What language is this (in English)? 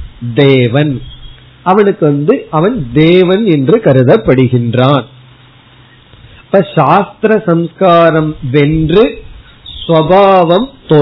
Tamil